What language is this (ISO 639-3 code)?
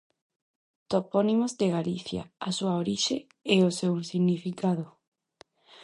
glg